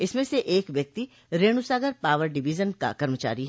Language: Hindi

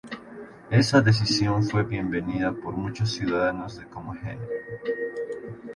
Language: Spanish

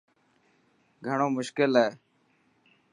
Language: Dhatki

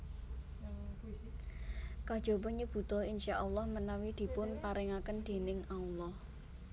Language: Javanese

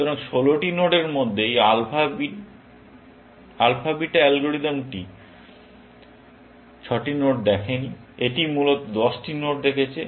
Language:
Bangla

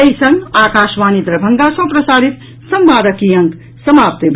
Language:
Maithili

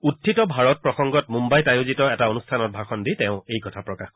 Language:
Assamese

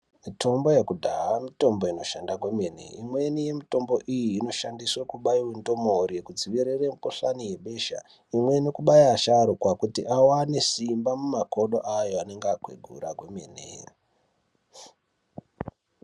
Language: Ndau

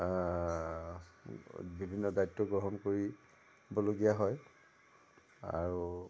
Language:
Assamese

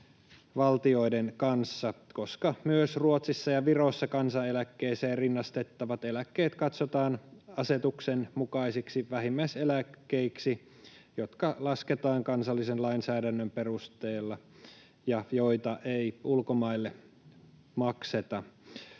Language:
Finnish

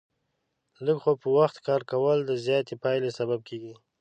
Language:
Pashto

